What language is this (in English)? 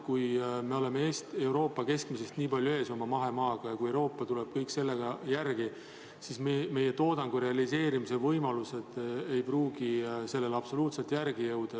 Estonian